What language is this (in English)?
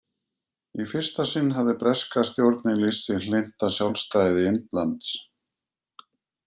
Icelandic